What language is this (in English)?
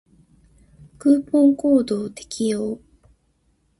Japanese